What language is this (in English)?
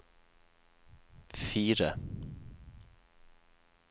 Norwegian